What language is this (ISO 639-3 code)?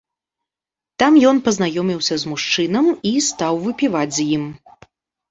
bel